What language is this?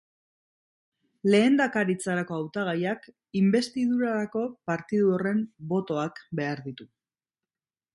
Basque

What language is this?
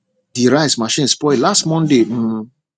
Nigerian Pidgin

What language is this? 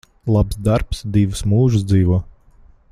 Latvian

